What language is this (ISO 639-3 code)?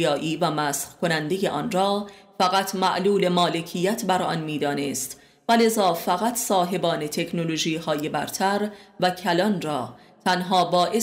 fas